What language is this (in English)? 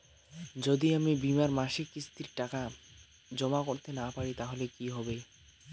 Bangla